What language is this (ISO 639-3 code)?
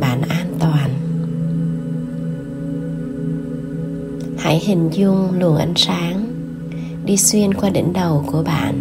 vie